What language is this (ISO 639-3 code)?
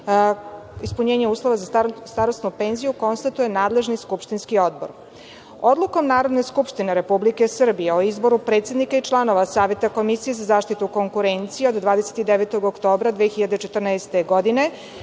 srp